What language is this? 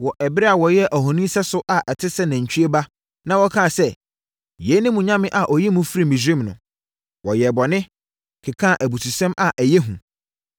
Akan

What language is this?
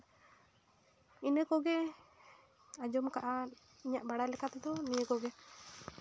Santali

